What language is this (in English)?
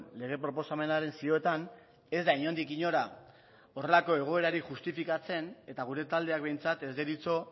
Basque